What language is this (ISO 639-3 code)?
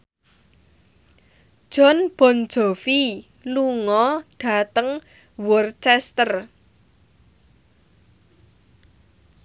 jav